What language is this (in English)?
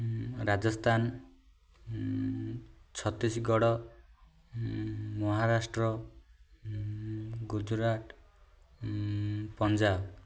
Odia